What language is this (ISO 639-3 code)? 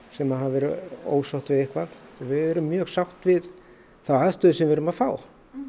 isl